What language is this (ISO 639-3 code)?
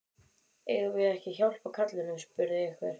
isl